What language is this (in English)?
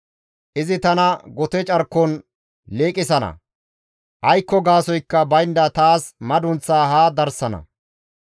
Gamo